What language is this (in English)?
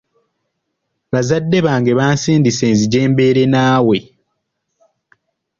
Ganda